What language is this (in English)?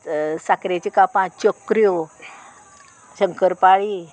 Konkani